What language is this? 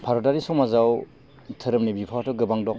Bodo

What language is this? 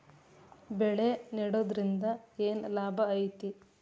Kannada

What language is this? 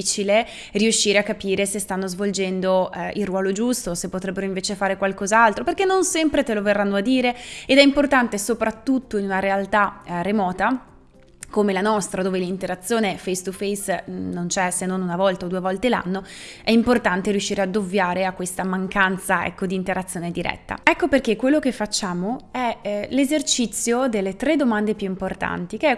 Italian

